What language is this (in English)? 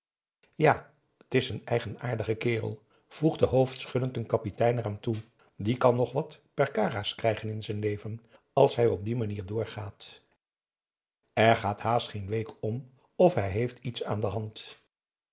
Dutch